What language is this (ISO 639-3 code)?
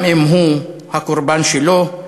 heb